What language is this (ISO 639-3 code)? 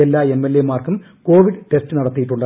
mal